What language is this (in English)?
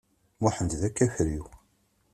Kabyle